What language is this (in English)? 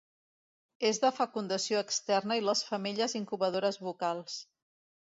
Catalan